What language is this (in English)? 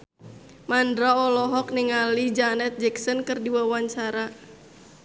Sundanese